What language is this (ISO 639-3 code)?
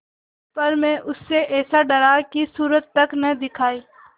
hin